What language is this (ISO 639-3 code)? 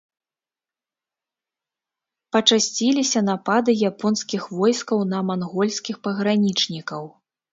bel